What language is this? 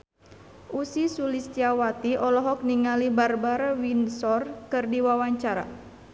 Sundanese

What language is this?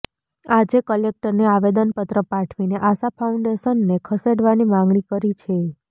Gujarati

